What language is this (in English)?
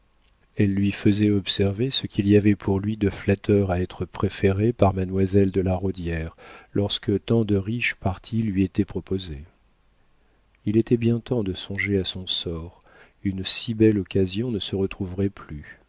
French